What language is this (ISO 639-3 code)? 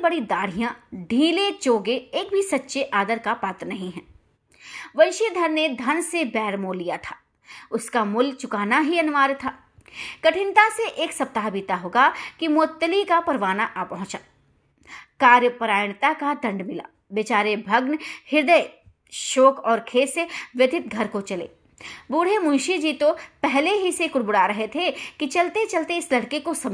hin